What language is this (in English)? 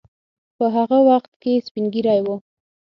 Pashto